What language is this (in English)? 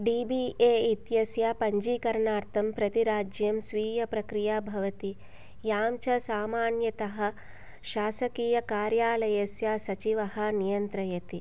Sanskrit